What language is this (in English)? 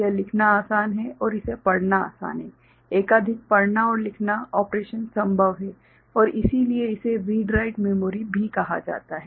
Hindi